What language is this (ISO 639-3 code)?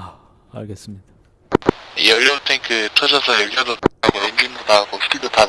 kor